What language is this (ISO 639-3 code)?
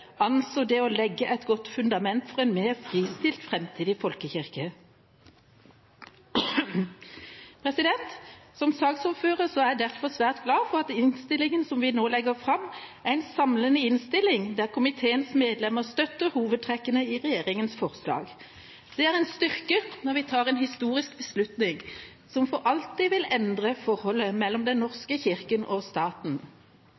nob